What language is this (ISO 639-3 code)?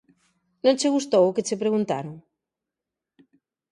glg